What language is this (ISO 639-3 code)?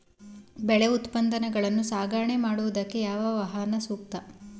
kan